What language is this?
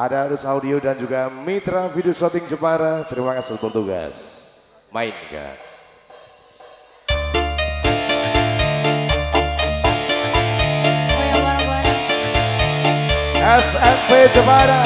Indonesian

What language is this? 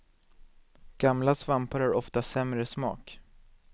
Swedish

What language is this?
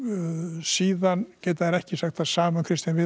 Icelandic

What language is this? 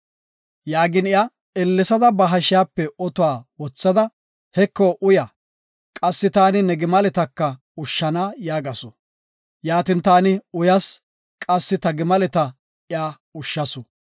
Gofa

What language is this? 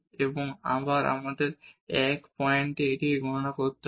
Bangla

